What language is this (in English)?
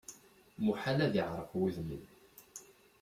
Kabyle